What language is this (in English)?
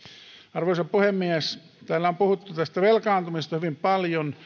Finnish